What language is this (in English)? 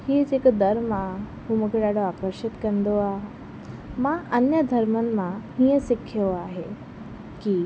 Sindhi